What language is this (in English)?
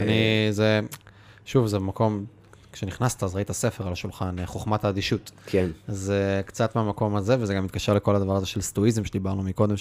Hebrew